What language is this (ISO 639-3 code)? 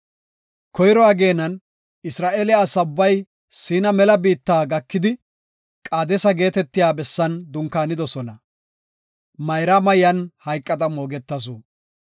gof